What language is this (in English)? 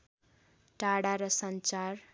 Nepali